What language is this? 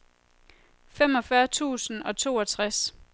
Danish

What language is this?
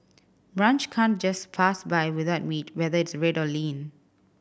English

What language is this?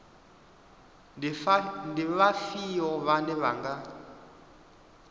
Venda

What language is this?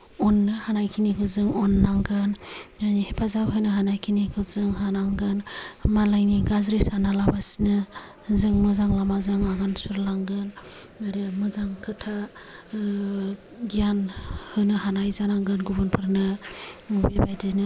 Bodo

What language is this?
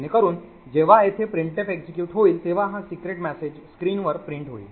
Marathi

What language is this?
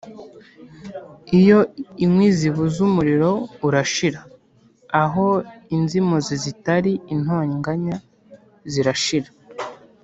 Kinyarwanda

